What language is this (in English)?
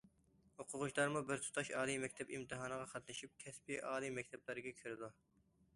Uyghur